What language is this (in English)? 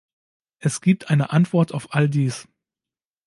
German